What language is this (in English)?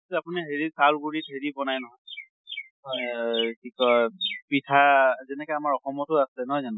Assamese